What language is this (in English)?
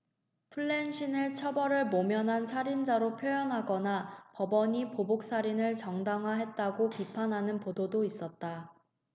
Korean